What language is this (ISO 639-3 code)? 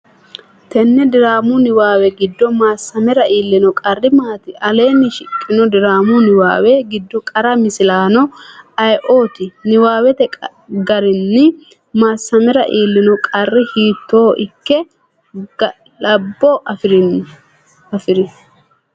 sid